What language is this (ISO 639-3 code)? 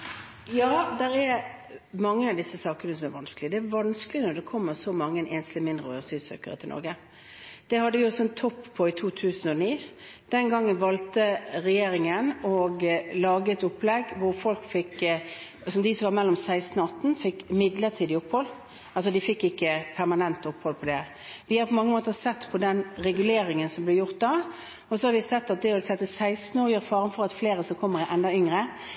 nob